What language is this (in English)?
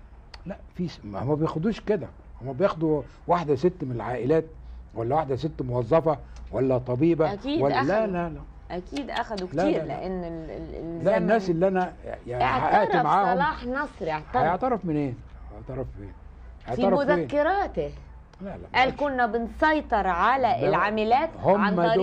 Arabic